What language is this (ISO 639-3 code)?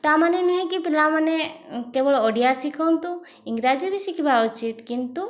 ori